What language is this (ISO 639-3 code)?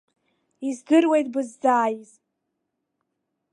abk